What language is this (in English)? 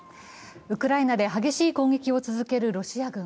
Japanese